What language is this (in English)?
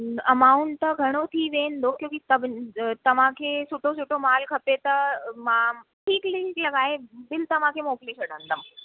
Sindhi